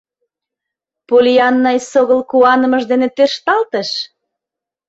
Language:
Mari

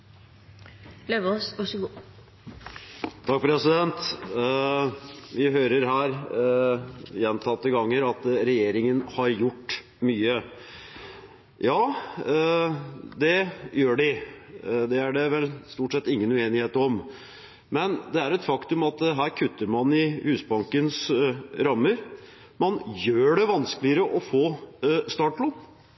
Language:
Norwegian Bokmål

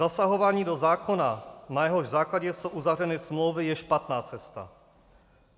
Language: Czech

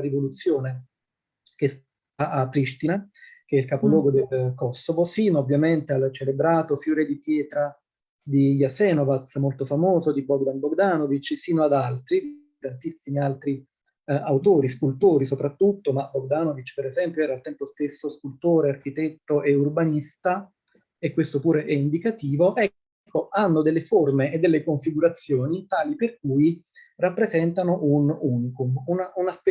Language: Italian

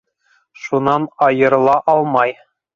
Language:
Bashkir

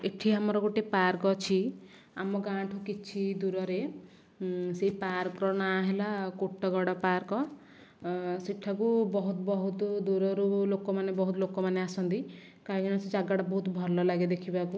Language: Odia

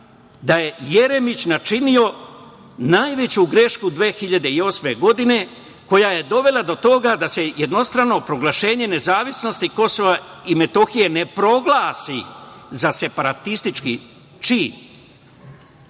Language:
Serbian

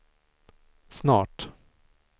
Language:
Swedish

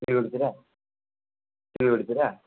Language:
Nepali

